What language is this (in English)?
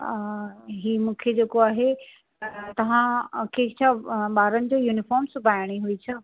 Sindhi